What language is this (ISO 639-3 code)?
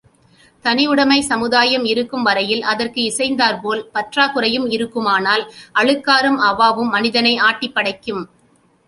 tam